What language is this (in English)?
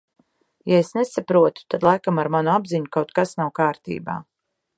Latvian